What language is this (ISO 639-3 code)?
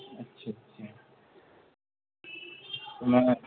urd